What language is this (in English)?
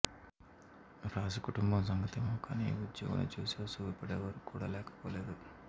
Telugu